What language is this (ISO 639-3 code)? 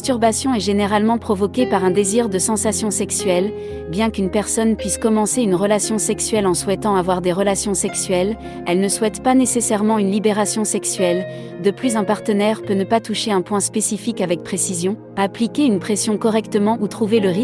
fra